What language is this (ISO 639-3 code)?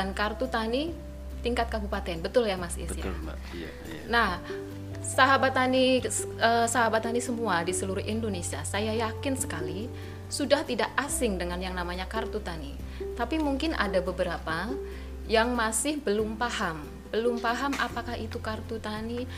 ind